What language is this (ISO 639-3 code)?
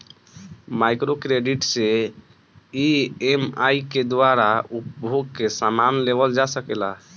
bho